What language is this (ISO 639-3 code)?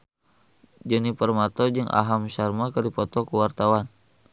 sun